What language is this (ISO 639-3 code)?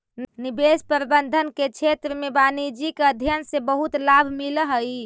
mag